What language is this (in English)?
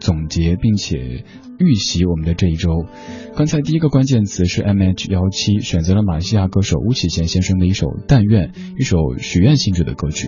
Chinese